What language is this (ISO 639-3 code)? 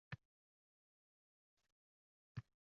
uzb